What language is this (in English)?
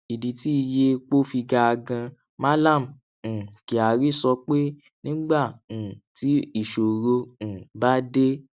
Yoruba